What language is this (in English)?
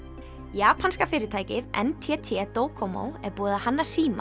Icelandic